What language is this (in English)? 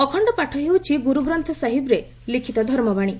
Odia